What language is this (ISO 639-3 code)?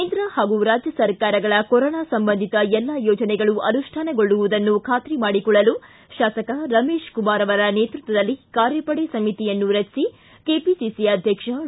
kan